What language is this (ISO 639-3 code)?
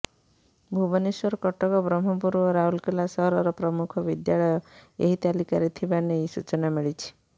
ori